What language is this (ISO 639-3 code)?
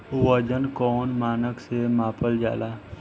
bho